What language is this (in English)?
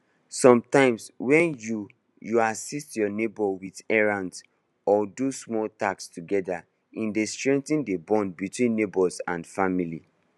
Nigerian Pidgin